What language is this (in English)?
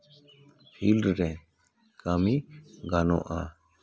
Santali